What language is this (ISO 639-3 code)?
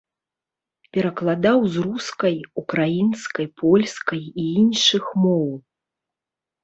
bel